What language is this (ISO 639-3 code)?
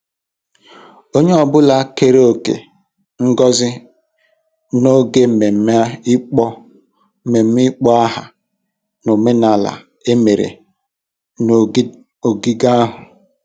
ibo